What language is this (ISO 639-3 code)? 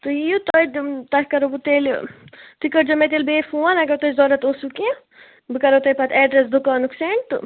kas